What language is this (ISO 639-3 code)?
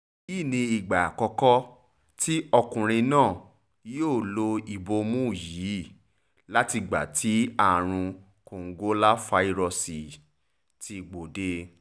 yor